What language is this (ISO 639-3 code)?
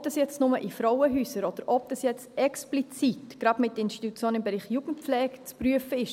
gsw